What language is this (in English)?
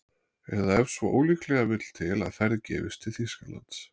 Icelandic